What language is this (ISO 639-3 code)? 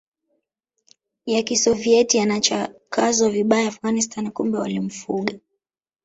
swa